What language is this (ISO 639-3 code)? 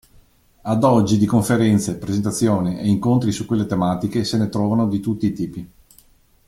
ita